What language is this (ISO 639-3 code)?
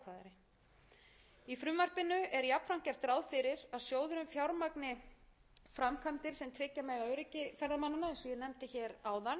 isl